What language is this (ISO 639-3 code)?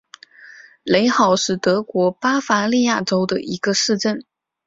zho